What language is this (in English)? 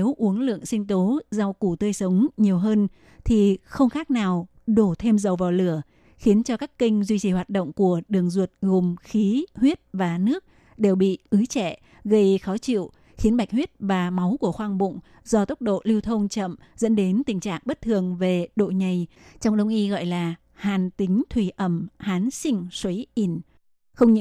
Vietnamese